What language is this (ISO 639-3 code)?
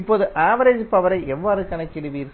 tam